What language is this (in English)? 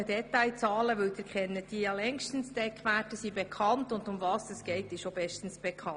Swiss German